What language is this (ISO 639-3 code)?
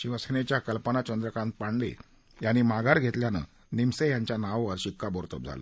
mar